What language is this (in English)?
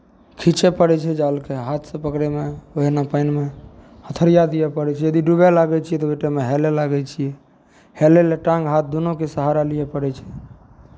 Maithili